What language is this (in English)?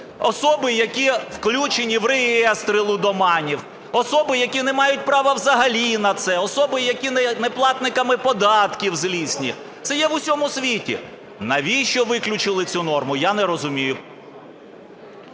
Ukrainian